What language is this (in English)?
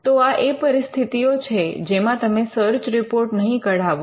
Gujarati